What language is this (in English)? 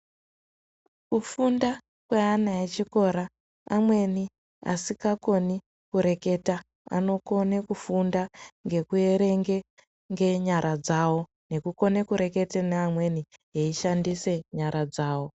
Ndau